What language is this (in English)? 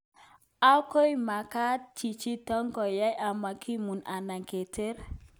Kalenjin